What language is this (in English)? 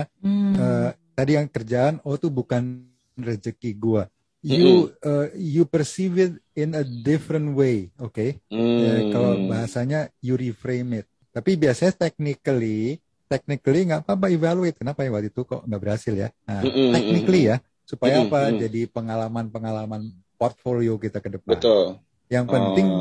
Indonesian